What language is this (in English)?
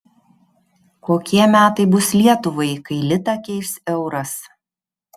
Lithuanian